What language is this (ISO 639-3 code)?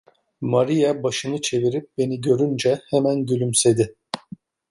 tur